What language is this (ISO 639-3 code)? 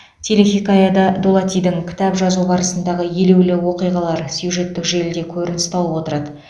kaz